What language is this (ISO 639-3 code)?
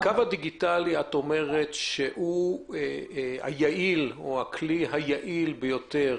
heb